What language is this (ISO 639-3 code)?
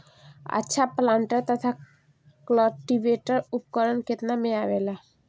bho